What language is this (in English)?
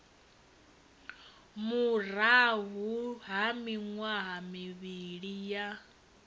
Venda